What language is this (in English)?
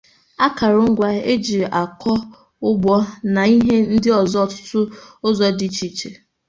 Igbo